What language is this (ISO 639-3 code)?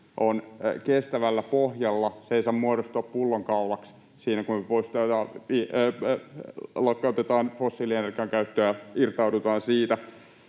fin